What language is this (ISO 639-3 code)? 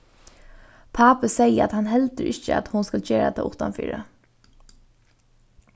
fao